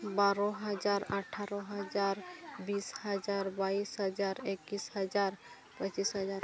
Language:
Santali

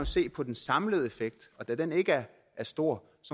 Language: Danish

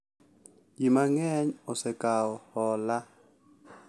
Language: Luo (Kenya and Tanzania)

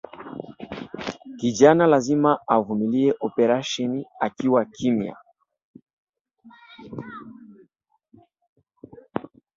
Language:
Swahili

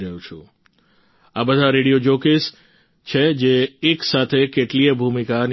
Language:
Gujarati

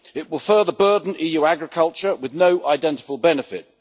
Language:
English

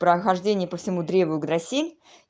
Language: Russian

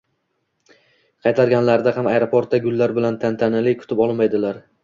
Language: Uzbek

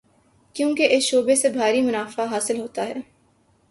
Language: Urdu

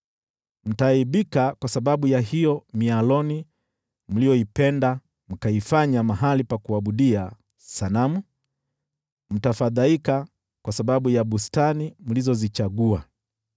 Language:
Swahili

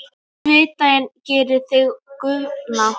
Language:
Icelandic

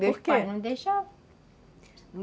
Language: Portuguese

